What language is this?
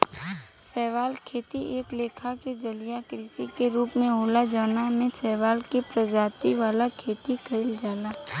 Bhojpuri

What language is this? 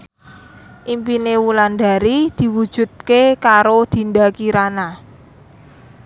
Javanese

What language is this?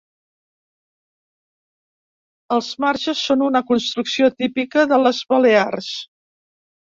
Catalan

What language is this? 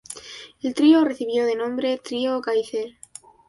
Spanish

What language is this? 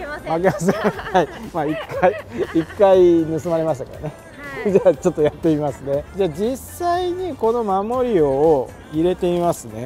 Japanese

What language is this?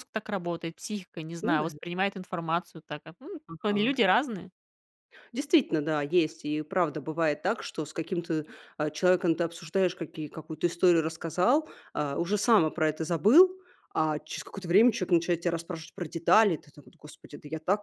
Russian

